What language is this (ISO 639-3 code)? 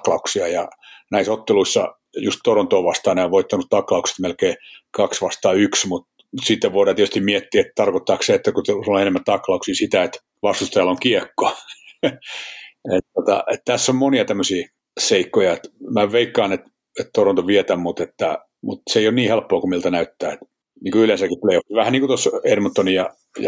fin